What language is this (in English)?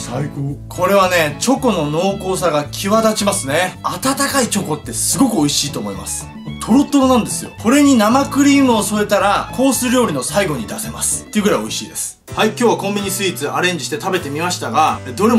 Japanese